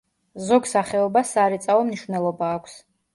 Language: Georgian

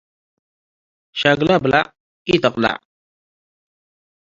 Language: Tigre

